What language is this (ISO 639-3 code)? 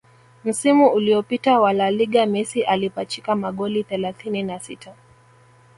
swa